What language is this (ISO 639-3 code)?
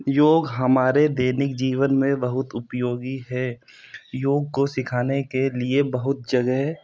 hin